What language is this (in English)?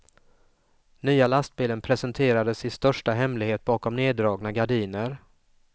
Swedish